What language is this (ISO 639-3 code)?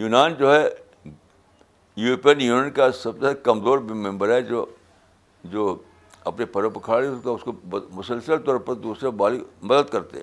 urd